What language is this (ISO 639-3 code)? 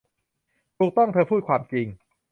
tha